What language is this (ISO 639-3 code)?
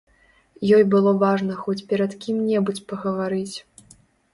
bel